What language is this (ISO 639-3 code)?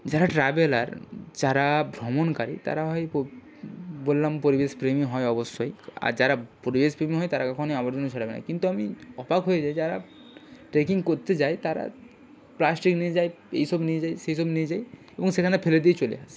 ben